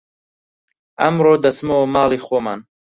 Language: Central Kurdish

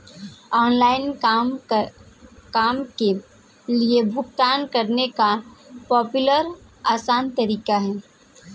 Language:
Hindi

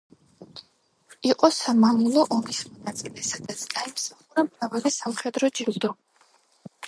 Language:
Georgian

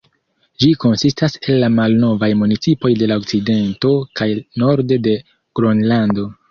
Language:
Esperanto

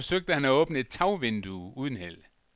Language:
Danish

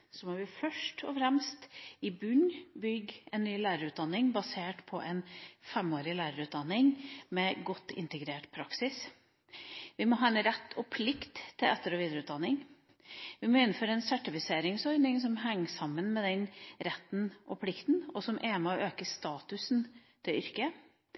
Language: Norwegian Bokmål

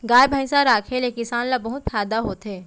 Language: Chhattisgarhi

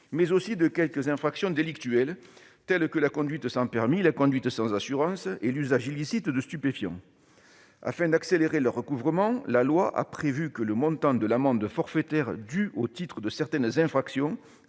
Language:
French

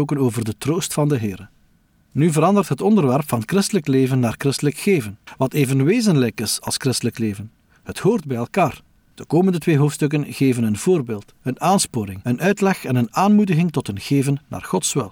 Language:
Dutch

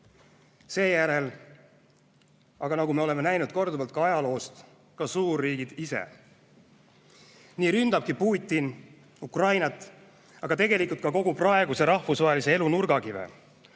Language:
Estonian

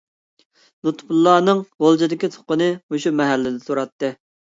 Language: Uyghur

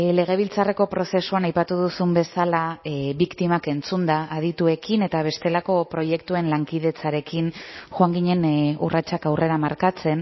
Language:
Basque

